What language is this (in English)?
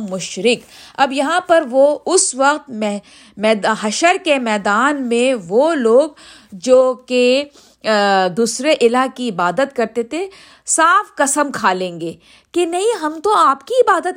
Urdu